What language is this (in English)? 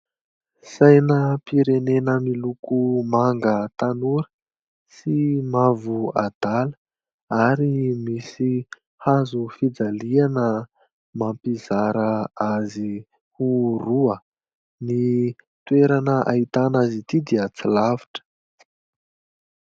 Malagasy